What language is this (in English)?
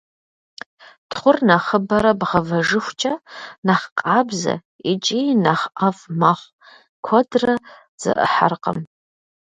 Kabardian